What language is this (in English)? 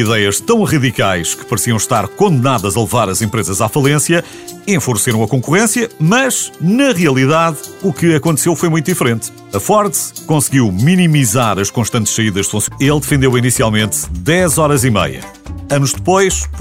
Portuguese